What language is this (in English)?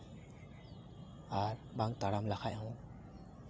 Santali